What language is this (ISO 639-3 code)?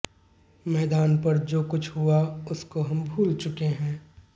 hin